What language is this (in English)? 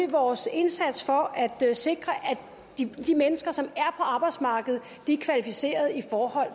Danish